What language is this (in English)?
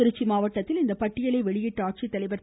Tamil